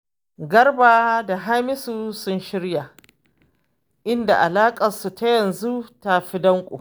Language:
Hausa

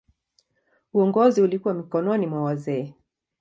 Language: Swahili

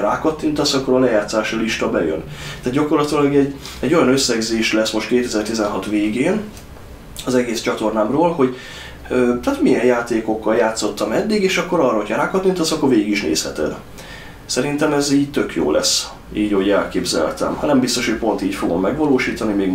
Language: Hungarian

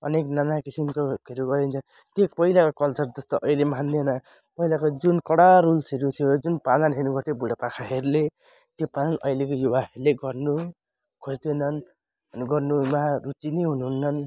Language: Nepali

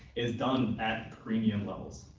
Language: English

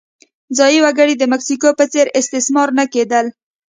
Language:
Pashto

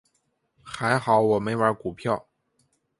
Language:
Chinese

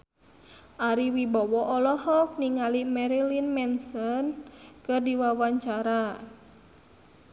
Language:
Sundanese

